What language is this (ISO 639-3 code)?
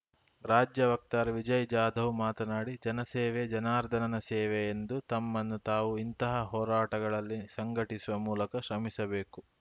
kan